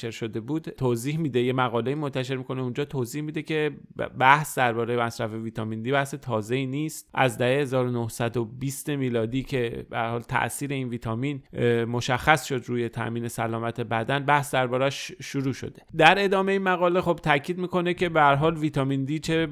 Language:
Persian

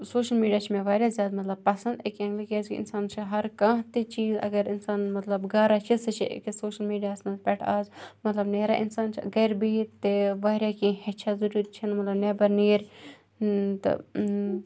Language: Kashmiri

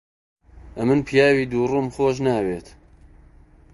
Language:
Central Kurdish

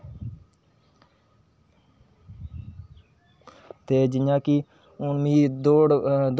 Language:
Dogri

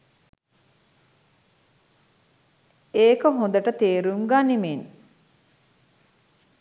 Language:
Sinhala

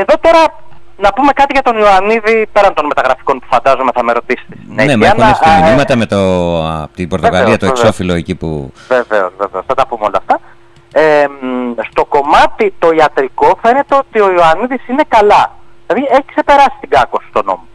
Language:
Greek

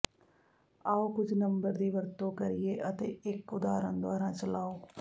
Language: Punjabi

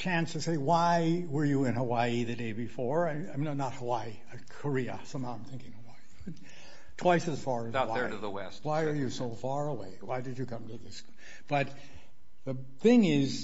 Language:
English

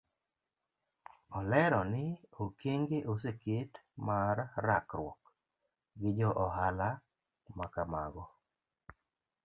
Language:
Luo (Kenya and Tanzania)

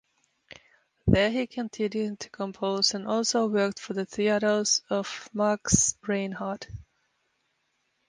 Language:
English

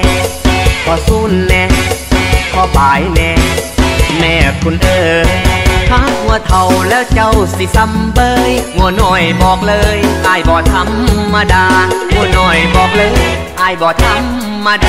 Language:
Thai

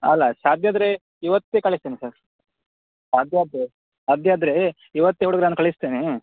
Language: Kannada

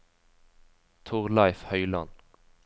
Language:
Norwegian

